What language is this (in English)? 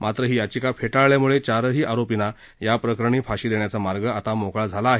Marathi